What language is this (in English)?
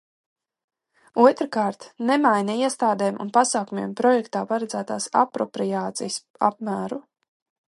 Latvian